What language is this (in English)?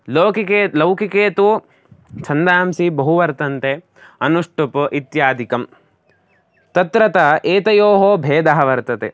Sanskrit